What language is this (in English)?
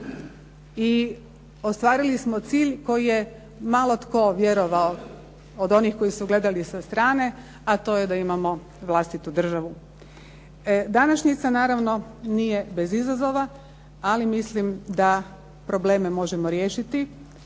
Croatian